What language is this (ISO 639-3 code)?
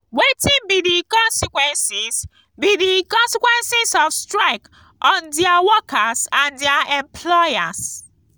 pcm